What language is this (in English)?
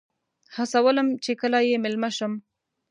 Pashto